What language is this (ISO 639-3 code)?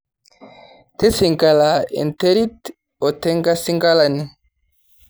mas